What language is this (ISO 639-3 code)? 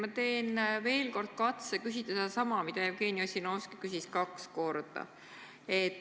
est